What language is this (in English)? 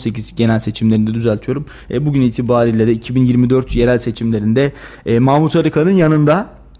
Turkish